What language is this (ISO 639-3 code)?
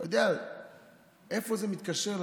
heb